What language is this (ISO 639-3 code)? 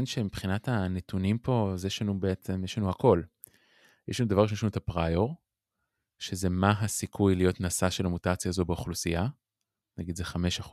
heb